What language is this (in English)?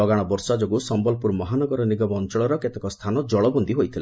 Odia